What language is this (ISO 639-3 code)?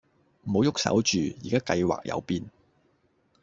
yue